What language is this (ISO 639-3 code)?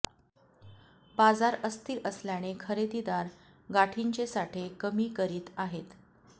mar